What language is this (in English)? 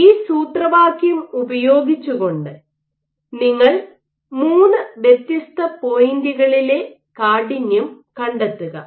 Malayalam